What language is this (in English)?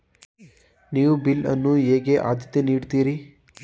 Kannada